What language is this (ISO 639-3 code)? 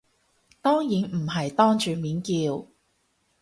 yue